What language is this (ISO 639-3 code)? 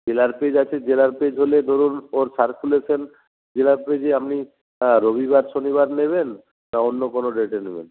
ben